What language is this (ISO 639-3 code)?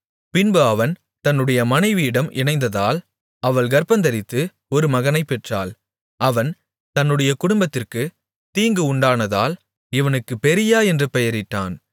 tam